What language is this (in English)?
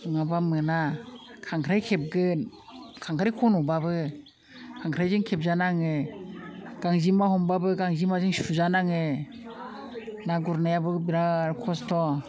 Bodo